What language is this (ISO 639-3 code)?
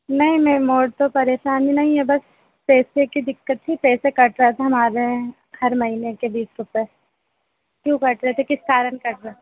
hin